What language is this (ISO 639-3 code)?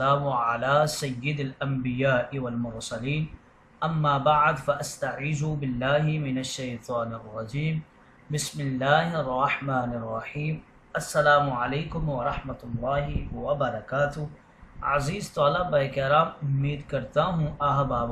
ara